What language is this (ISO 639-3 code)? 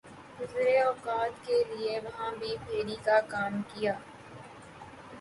urd